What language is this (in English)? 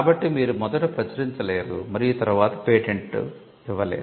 Telugu